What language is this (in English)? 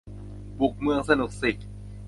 Thai